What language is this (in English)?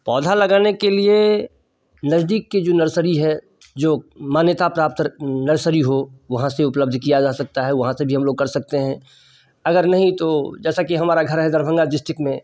Hindi